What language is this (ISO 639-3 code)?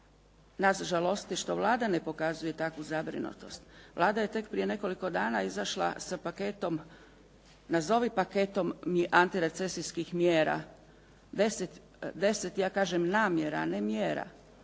hrv